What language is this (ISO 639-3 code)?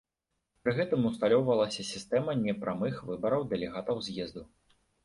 bel